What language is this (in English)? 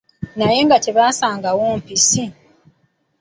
Ganda